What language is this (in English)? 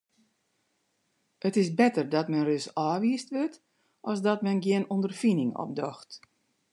Western Frisian